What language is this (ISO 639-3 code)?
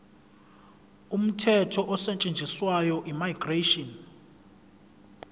zul